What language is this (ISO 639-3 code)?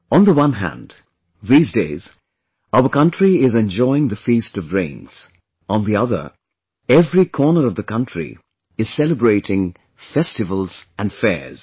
eng